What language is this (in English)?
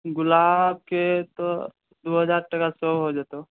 Maithili